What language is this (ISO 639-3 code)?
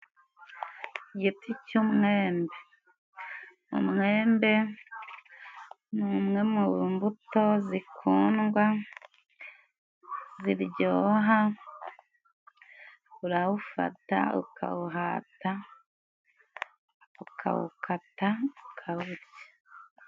kin